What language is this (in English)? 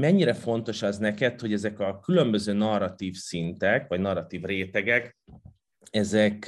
Hungarian